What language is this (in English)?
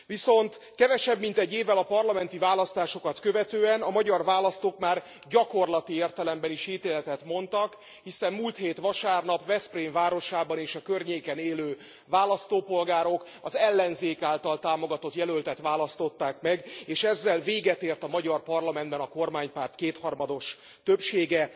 Hungarian